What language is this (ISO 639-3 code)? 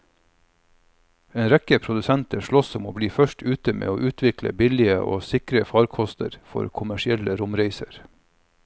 nor